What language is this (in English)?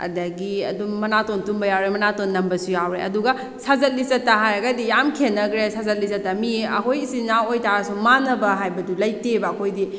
Manipuri